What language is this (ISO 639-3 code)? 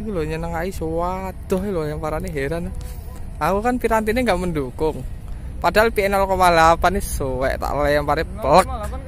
ind